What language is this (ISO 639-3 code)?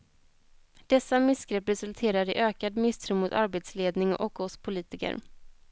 swe